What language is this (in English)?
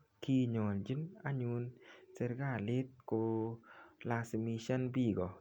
Kalenjin